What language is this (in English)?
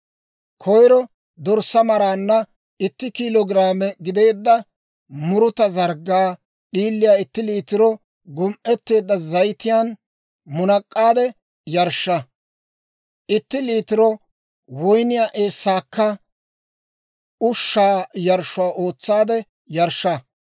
Dawro